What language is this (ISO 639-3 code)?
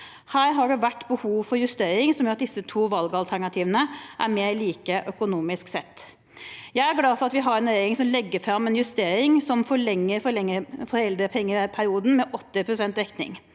nor